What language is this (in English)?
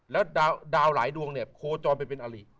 Thai